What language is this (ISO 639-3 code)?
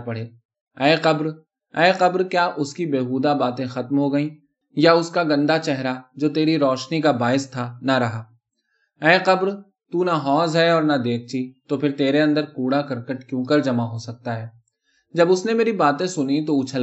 urd